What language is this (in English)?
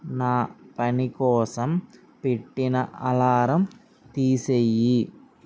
Telugu